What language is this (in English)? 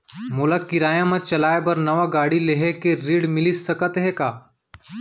Chhattisgarhi